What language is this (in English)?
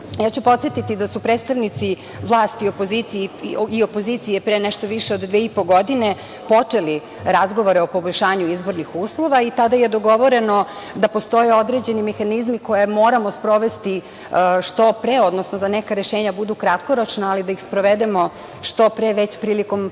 Serbian